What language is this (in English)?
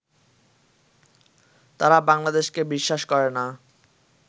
Bangla